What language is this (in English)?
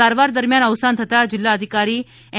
Gujarati